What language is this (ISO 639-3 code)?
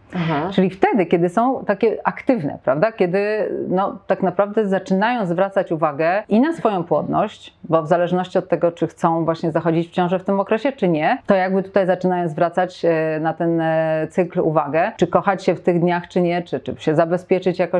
pol